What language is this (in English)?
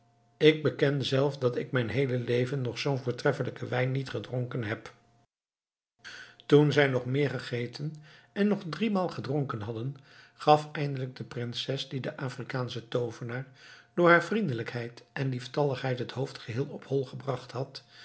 Dutch